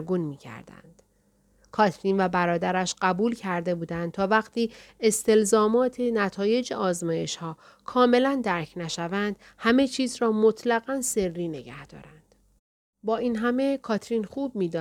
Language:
Persian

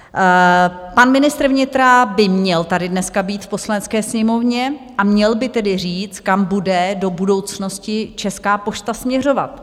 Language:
Czech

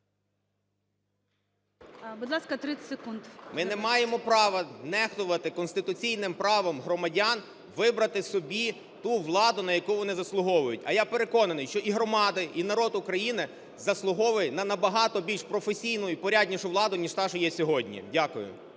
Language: Ukrainian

